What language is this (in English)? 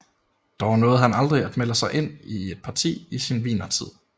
Danish